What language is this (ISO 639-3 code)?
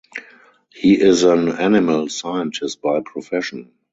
eng